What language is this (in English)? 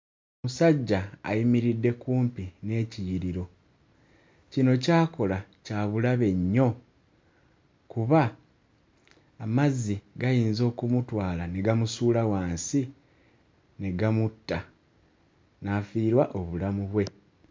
Ganda